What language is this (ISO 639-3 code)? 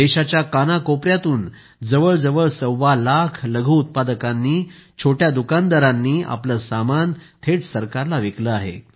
mar